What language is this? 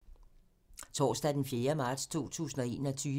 Danish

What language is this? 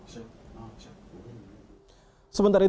Indonesian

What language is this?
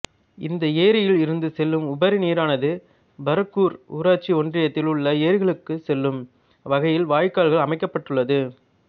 Tamil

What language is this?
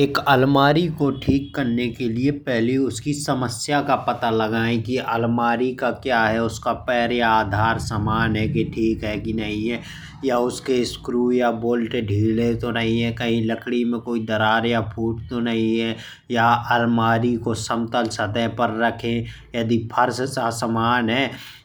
Bundeli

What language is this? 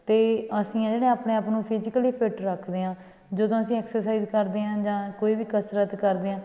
Punjabi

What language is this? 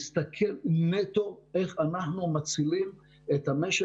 Hebrew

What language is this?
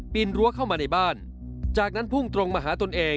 Thai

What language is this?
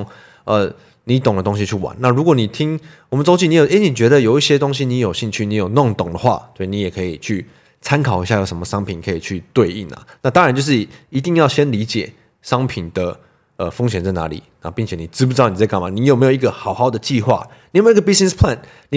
Chinese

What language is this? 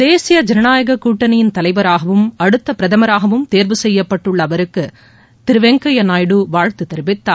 Tamil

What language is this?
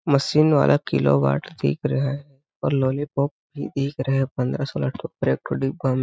Hindi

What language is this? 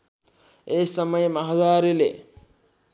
Nepali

